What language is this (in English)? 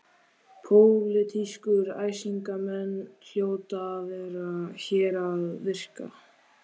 Icelandic